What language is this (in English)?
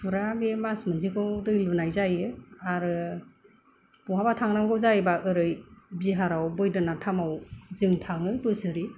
Bodo